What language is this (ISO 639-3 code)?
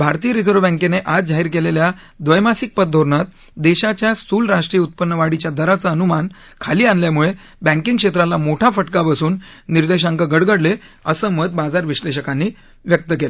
mar